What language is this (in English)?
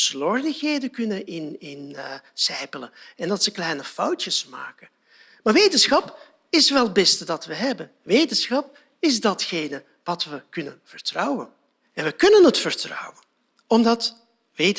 Dutch